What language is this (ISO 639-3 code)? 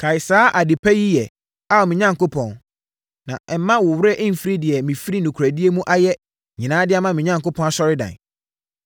aka